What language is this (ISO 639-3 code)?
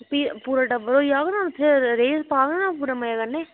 doi